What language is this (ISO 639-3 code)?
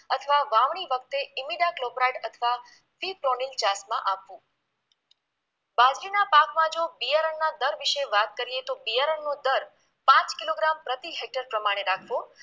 guj